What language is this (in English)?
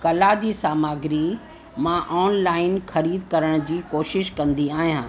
Sindhi